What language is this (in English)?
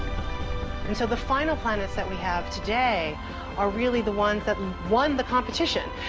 English